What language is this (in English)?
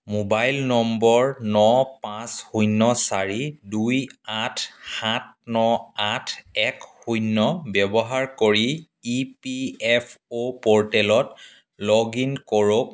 Assamese